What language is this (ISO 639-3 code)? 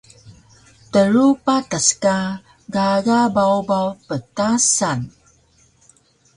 trv